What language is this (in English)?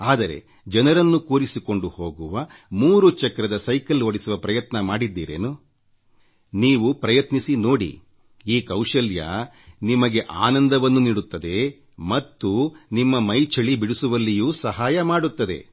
Kannada